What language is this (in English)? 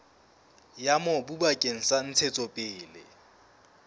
Southern Sotho